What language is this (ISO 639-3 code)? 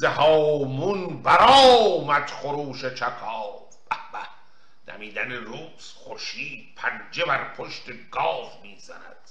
fas